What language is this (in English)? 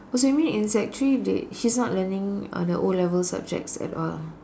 English